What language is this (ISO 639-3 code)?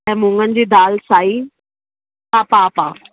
snd